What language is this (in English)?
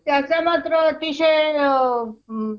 Marathi